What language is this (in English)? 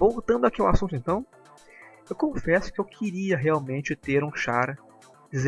Portuguese